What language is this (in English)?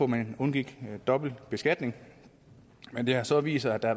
Danish